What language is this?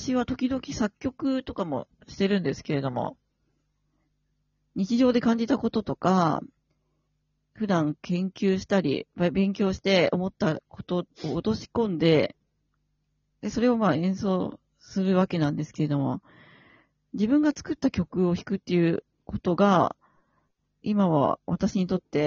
Japanese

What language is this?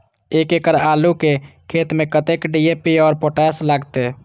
Maithili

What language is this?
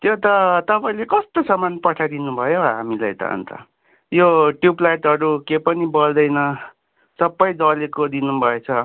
Nepali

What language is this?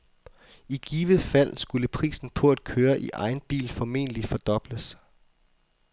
Danish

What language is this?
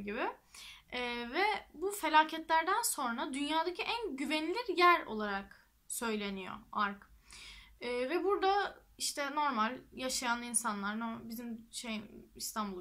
Turkish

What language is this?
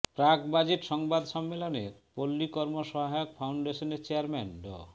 Bangla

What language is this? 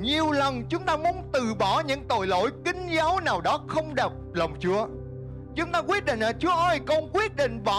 Vietnamese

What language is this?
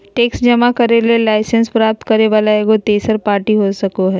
Magahi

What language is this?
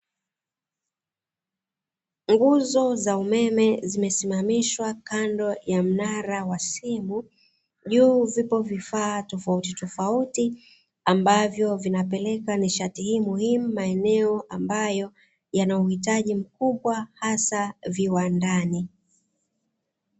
Swahili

